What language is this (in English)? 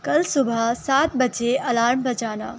Urdu